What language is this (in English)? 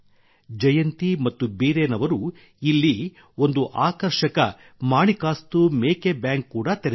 Kannada